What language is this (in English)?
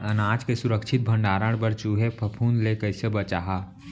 Chhattisgarhi